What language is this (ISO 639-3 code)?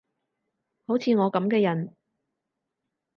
yue